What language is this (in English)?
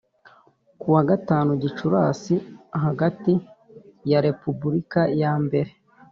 Kinyarwanda